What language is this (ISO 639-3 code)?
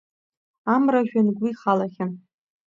abk